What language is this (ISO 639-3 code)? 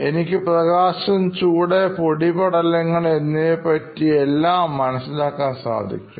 mal